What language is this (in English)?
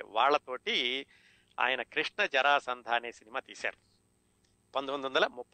Telugu